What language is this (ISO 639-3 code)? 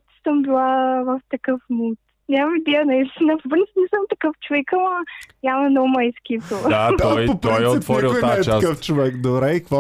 bul